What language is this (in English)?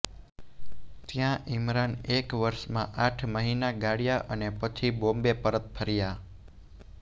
Gujarati